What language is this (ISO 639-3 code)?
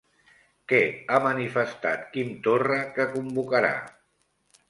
cat